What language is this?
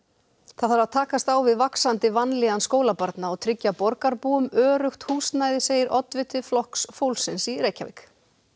Icelandic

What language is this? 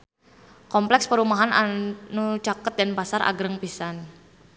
Sundanese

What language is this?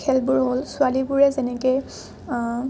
Assamese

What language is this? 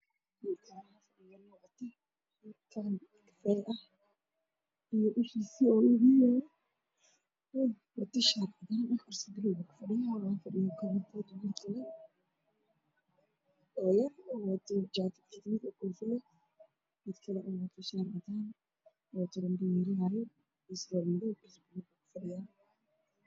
Somali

